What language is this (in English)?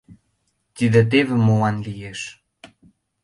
Mari